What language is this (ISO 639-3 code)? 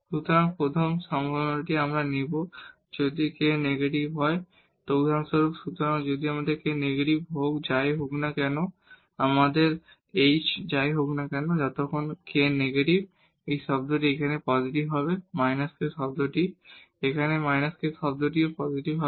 ben